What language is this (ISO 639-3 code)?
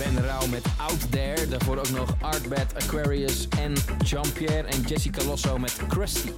nld